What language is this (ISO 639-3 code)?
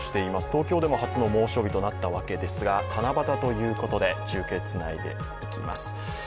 jpn